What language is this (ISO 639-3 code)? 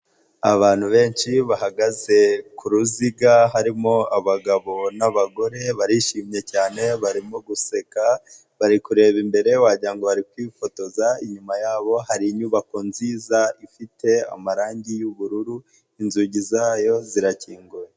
kin